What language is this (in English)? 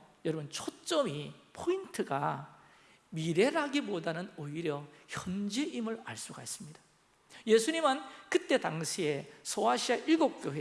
Korean